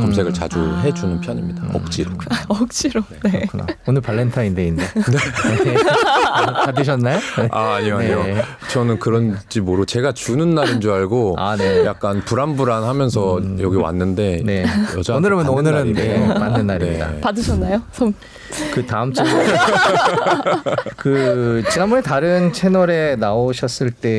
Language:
Korean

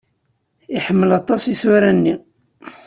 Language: Kabyle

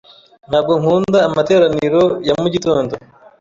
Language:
Kinyarwanda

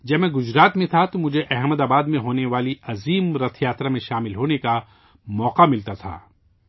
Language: Urdu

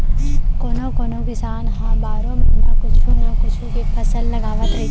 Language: Chhattisgarhi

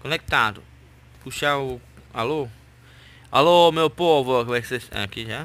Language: Portuguese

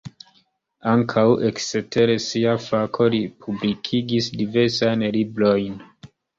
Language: Esperanto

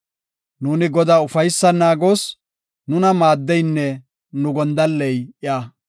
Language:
Gofa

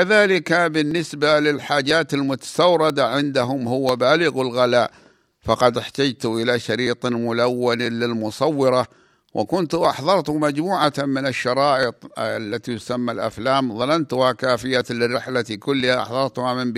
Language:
Arabic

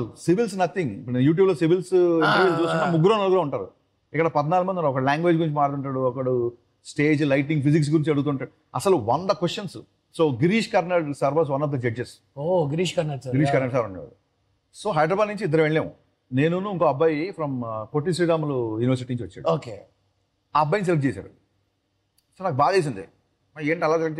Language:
Telugu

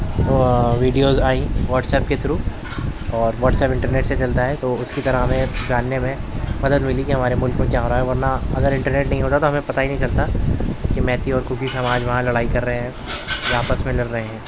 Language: Urdu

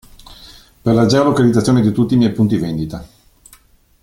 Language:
Italian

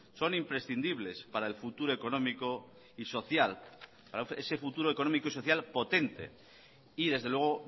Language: Spanish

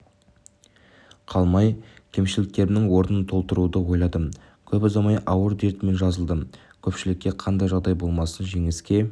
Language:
Kazakh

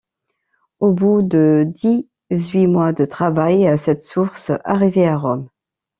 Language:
French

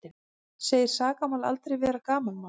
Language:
Icelandic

